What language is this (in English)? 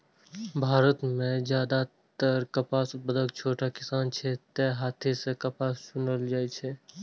Maithili